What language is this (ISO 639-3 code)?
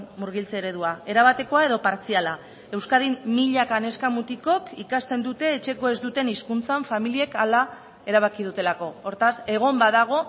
eus